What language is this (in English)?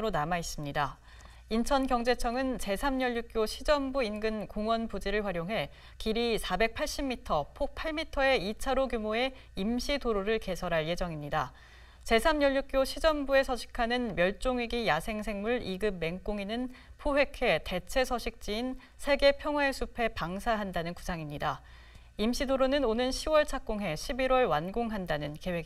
Korean